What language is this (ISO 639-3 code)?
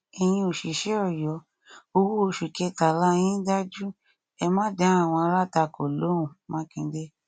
yor